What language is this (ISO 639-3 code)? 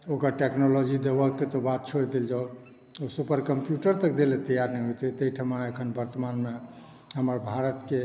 mai